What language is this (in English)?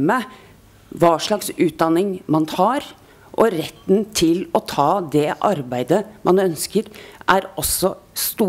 Norwegian